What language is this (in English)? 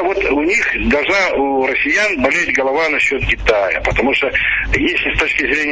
Russian